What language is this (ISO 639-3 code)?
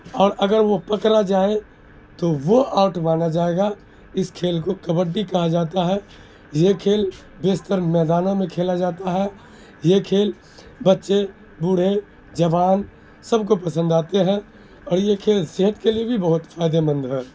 urd